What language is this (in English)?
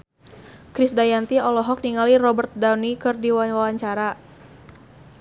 Sundanese